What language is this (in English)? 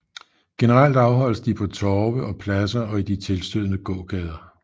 Danish